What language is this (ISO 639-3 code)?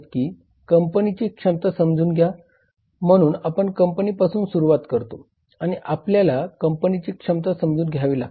mar